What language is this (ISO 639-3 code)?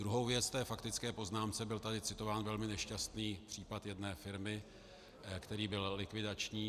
ces